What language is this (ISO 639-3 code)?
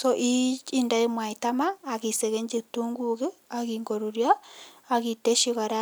kln